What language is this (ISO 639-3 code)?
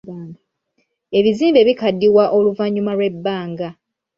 lug